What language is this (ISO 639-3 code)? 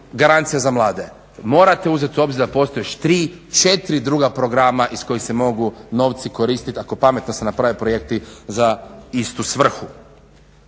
hrv